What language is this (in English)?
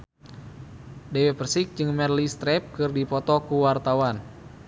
Sundanese